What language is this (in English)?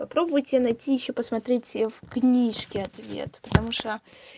Russian